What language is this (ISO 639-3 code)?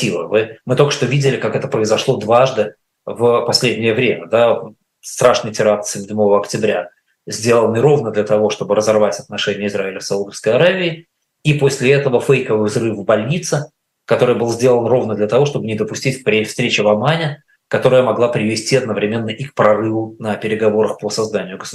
rus